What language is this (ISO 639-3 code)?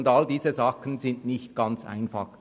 gsw